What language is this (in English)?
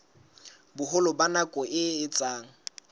Southern Sotho